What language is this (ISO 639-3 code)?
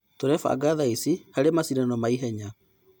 kik